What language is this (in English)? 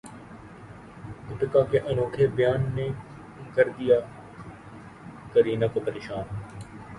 Urdu